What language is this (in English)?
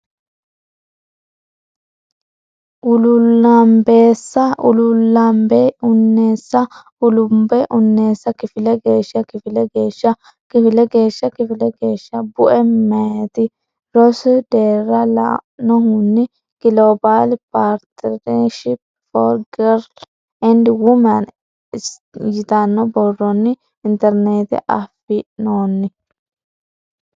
Sidamo